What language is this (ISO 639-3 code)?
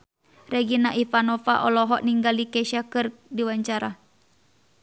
sun